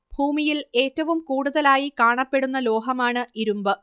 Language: Malayalam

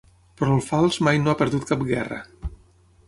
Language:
Catalan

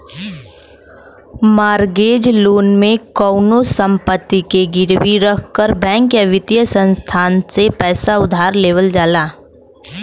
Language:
Bhojpuri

